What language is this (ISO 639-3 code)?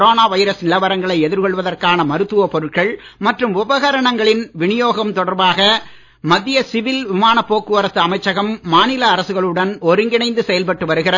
tam